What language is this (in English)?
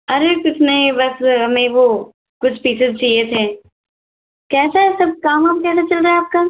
Hindi